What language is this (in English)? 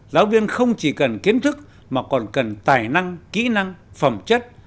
Vietnamese